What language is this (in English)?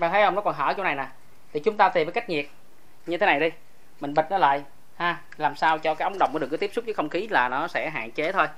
Vietnamese